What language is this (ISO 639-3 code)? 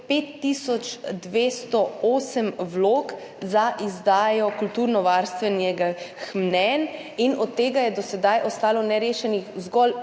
slv